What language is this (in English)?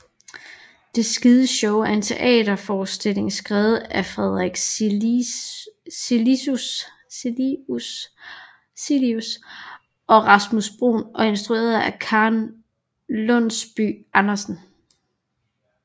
Danish